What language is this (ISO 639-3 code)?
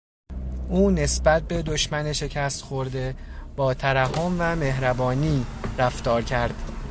fas